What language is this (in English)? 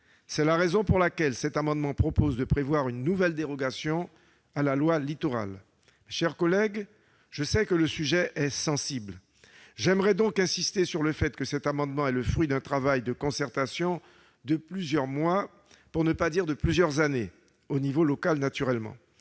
French